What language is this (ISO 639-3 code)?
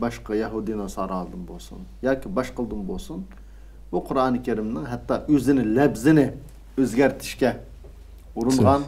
tur